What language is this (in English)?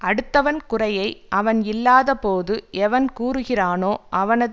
Tamil